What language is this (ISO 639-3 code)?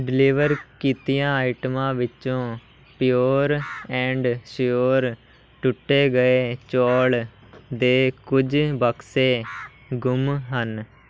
pan